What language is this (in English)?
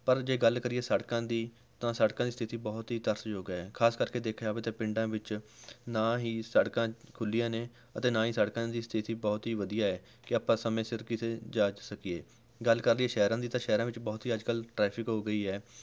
Punjabi